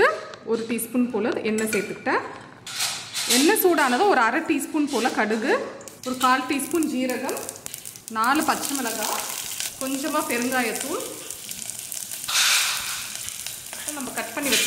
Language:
Tamil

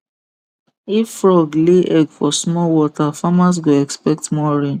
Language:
Nigerian Pidgin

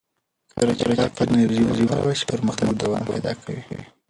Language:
Pashto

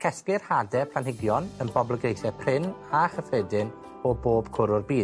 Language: Welsh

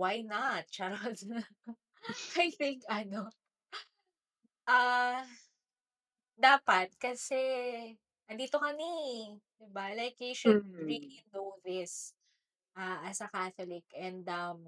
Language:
Filipino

